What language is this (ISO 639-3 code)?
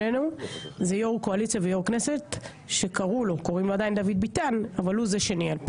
heb